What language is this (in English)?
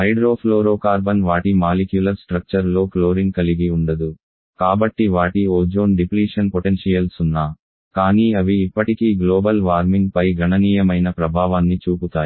Telugu